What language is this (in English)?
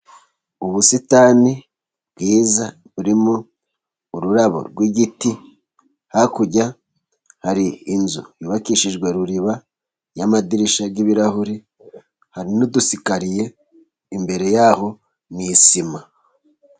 Kinyarwanda